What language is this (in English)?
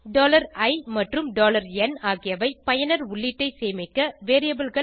Tamil